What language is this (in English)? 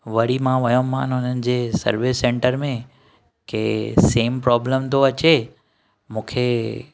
Sindhi